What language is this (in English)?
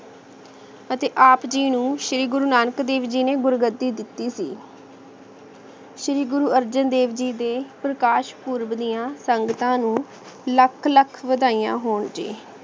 Punjabi